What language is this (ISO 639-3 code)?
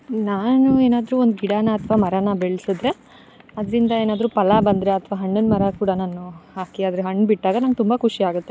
kan